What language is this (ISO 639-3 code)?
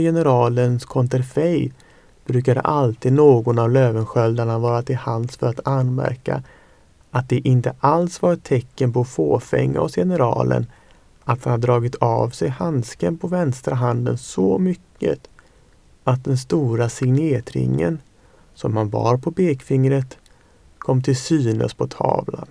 swe